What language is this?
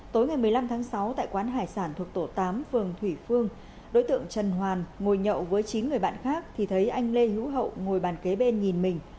Vietnamese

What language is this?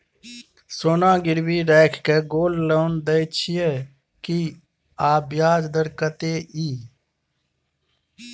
Maithili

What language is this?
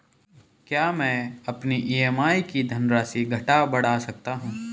Hindi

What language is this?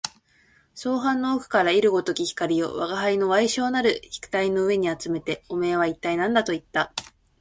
Japanese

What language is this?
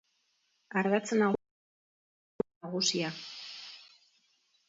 Basque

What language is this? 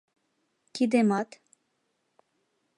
Mari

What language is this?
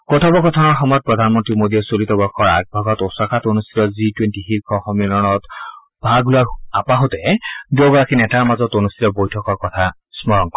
Assamese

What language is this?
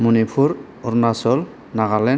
Bodo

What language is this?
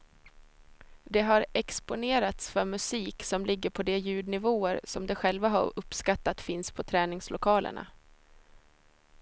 Swedish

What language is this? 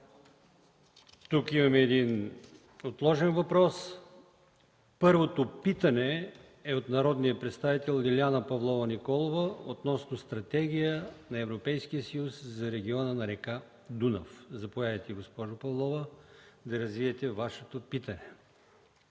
Bulgarian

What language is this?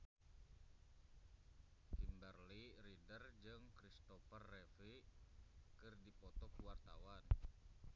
Sundanese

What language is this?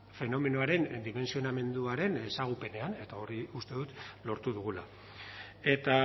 Basque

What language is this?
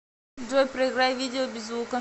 Russian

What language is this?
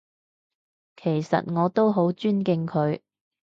Cantonese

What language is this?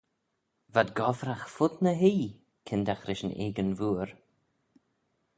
Manx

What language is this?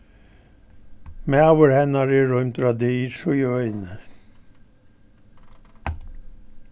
Faroese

